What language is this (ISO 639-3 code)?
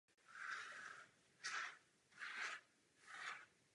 ces